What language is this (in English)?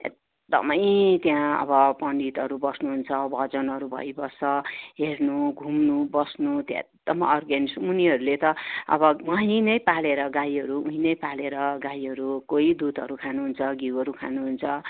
Nepali